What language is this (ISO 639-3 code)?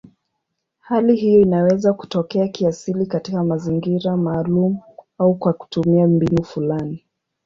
swa